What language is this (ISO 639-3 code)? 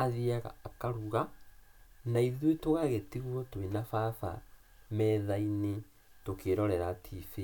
kik